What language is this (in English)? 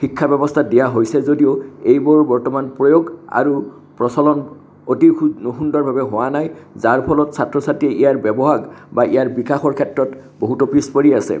Assamese